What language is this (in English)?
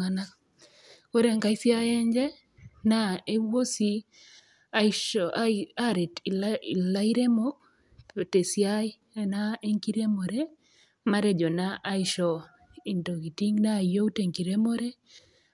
Masai